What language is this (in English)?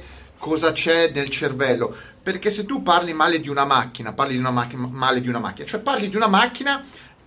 Italian